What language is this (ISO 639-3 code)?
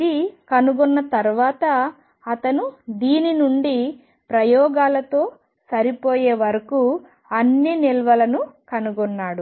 tel